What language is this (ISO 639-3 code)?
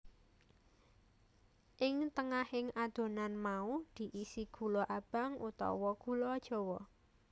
jav